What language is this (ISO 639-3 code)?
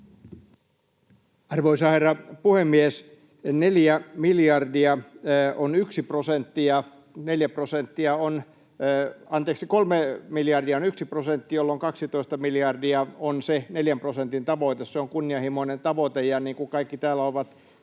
fin